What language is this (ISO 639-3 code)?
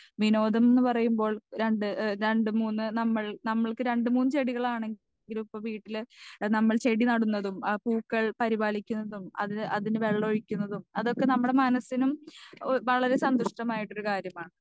mal